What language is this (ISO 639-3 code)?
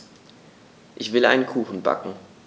deu